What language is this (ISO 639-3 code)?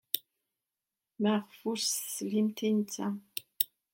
kab